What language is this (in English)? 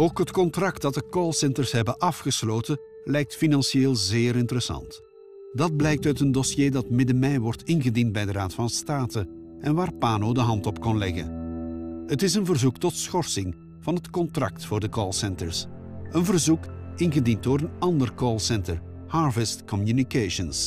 Dutch